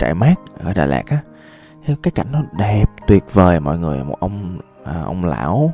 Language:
Vietnamese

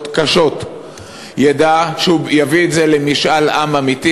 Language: Hebrew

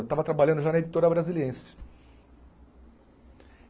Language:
Portuguese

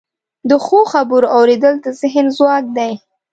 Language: Pashto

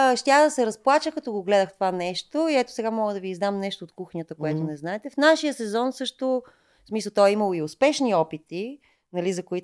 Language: Bulgarian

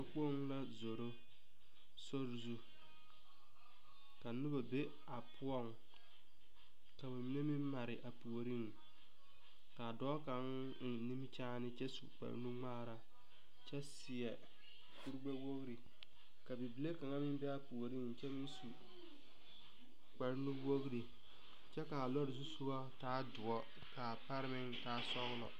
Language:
Southern Dagaare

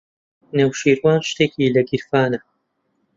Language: Central Kurdish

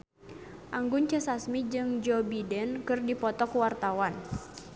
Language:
Sundanese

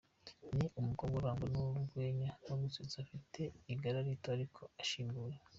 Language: Kinyarwanda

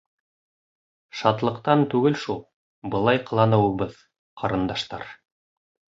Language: Bashkir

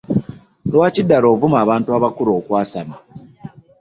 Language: Ganda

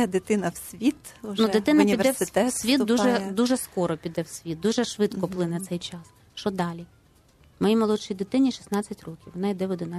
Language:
Ukrainian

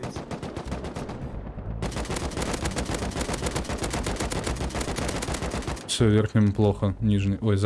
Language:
Russian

